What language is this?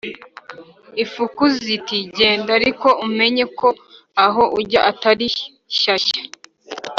Kinyarwanda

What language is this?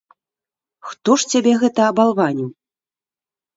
Belarusian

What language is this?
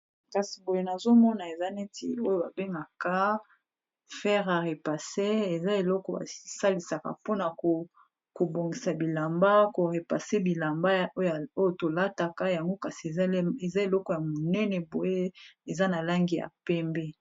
Lingala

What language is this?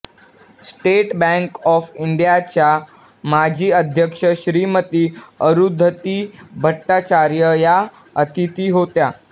Marathi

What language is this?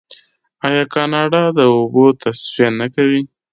Pashto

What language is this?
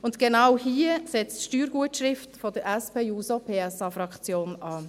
Swiss German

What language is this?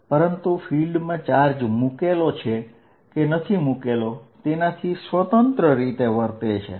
Gujarati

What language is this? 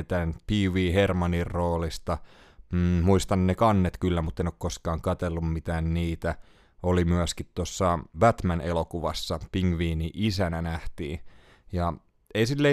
Finnish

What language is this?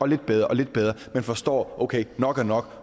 Danish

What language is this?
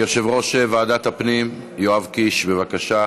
Hebrew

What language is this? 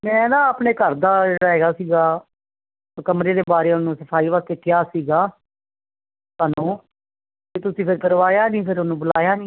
Punjabi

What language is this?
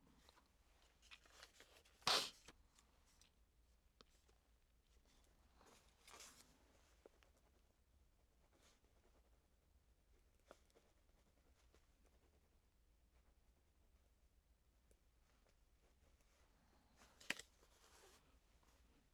Danish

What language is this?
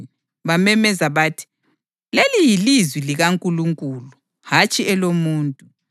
North Ndebele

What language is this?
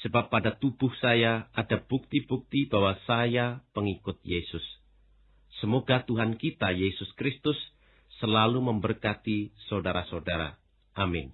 Indonesian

